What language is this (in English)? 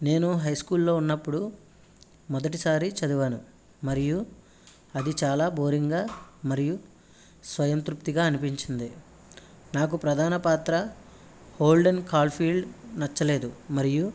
Telugu